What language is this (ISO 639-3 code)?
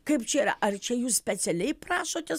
lit